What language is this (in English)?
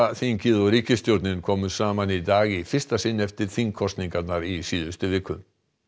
Icelandic